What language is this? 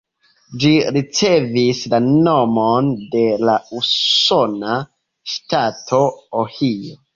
Esperanto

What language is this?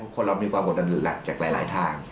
Thai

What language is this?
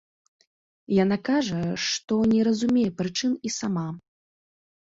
Belarusian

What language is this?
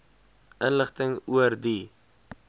Afrikaans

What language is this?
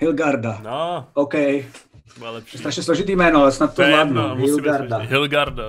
Czech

